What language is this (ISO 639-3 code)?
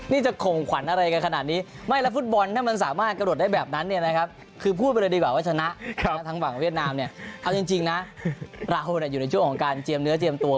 tha